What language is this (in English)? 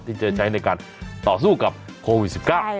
Thai